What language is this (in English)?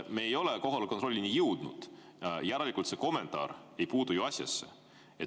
Estonian